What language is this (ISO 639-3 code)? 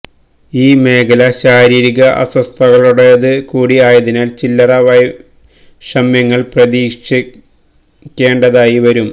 mal